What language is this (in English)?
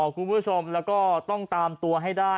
Thai